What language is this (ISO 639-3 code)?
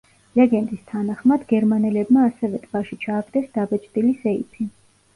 kat